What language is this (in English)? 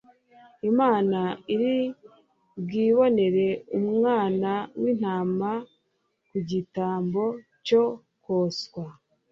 Kinyarwanda